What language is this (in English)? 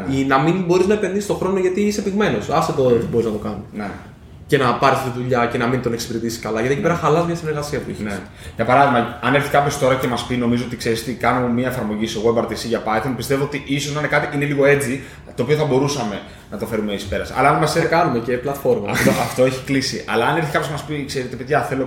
Greek